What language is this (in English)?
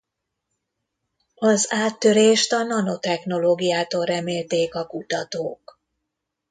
Hungarian